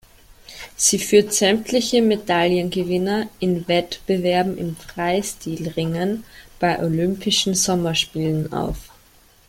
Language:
German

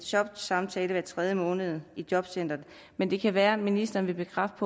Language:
Danish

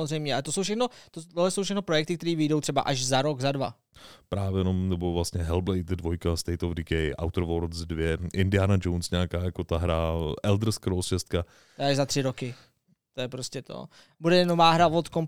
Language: Czech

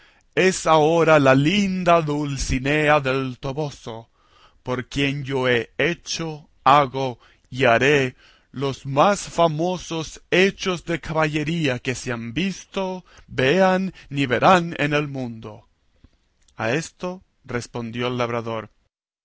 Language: Spanish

